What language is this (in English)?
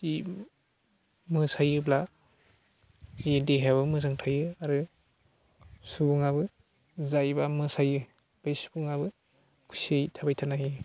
Bodo